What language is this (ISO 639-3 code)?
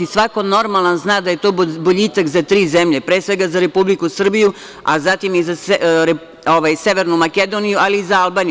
srp